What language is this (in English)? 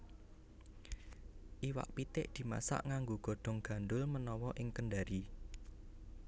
Javanese